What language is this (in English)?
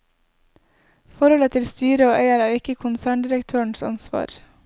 Norwegian